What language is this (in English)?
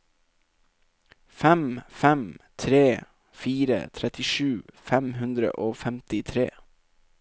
Norwegian